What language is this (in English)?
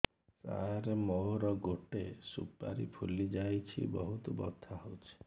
Odia